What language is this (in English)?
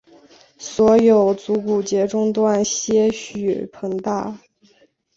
Chinese